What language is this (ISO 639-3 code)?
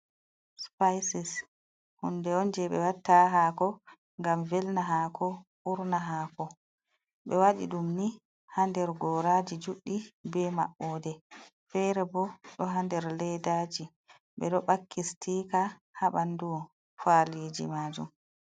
ful